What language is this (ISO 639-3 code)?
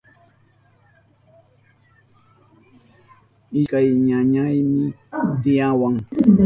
qup